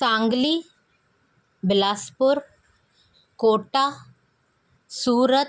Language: Sindhi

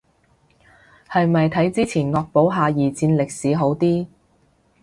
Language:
Cantonese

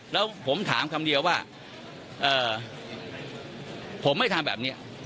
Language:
Thai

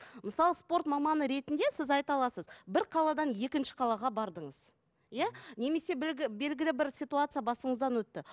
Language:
Kazakh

